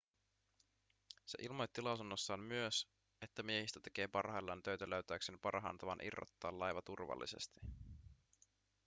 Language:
Finnish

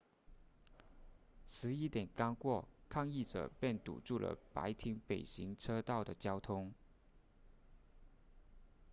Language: Chinese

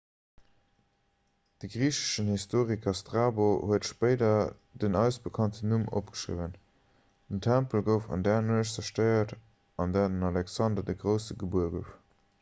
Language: Luxembourgish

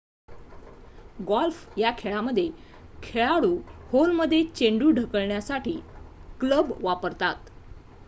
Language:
Marathi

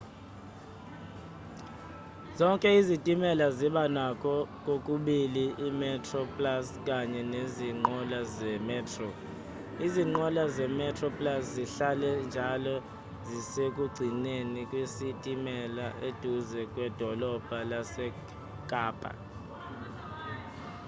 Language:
Zulu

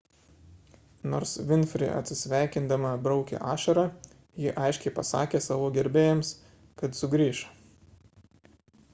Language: Lithuanian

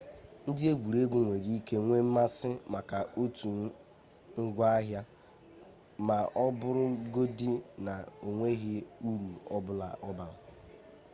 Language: Igbo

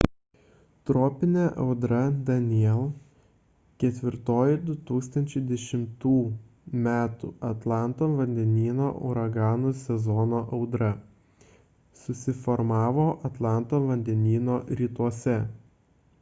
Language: Lithuanian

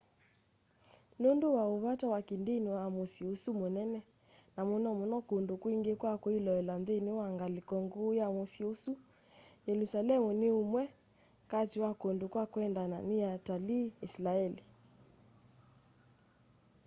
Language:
Kamba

